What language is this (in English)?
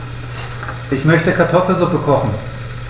German